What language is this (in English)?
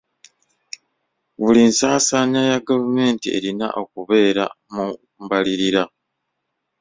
Ganda